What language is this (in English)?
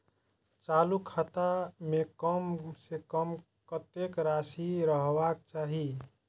Maithili